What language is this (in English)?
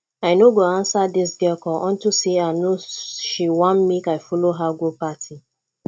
Nigerian Pidgin